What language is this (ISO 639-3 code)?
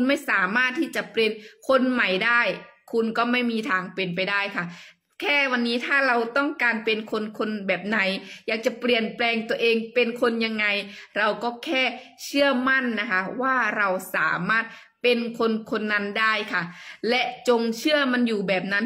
tha